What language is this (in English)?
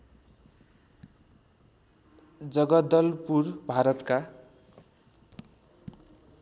Nepali